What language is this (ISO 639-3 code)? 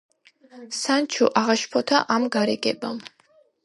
kat